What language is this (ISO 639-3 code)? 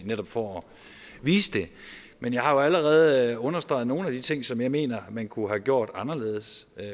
dan